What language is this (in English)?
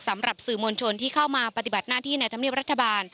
Thai